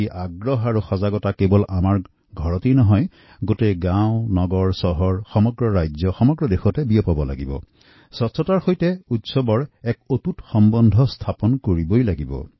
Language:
Assamese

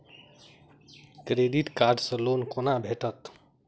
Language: Maithili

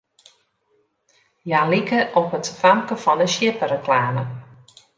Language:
Western Frisian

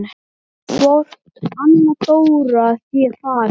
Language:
Icelandic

